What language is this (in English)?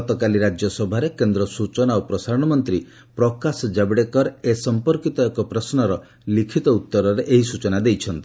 Odia